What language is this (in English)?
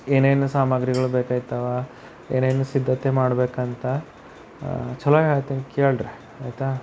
Kannada